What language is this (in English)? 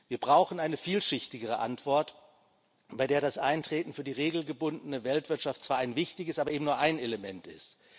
German